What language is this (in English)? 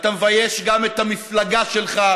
Hebrew